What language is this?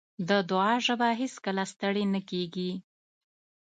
Pashto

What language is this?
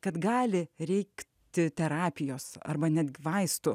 Lithuanian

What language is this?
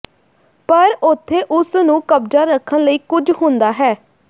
Punjabi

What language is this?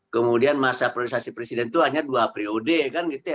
Indonesian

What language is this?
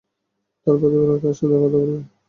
Bangla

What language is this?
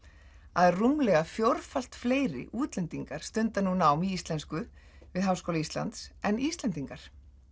Icelandic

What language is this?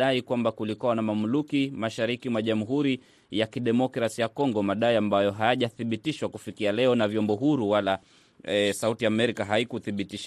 Swahili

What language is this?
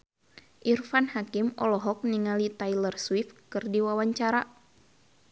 Sundanese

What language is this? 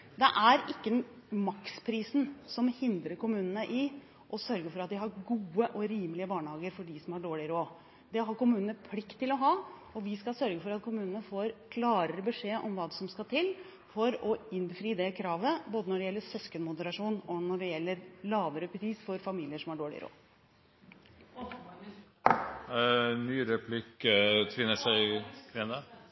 Norwegian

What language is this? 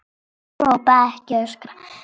Icelandic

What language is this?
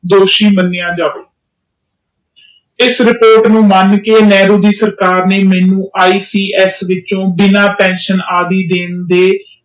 Punjabi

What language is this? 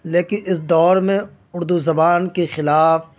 Urdu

